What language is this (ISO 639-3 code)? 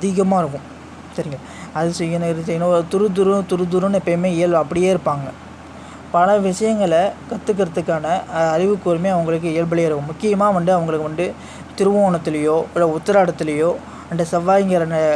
tur